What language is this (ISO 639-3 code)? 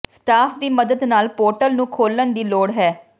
pan